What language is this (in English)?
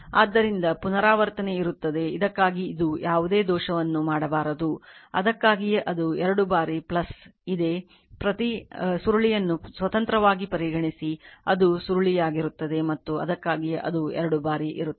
Kannada